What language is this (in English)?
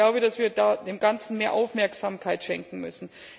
German